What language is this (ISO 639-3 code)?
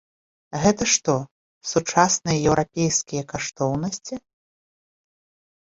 bel